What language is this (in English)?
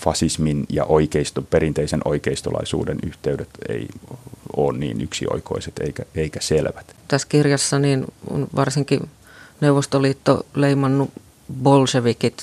Finnish